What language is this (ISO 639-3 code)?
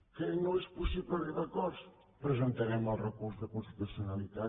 cat